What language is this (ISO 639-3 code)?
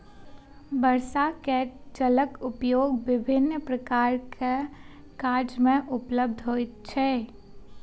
mai